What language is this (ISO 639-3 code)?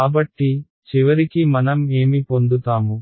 tel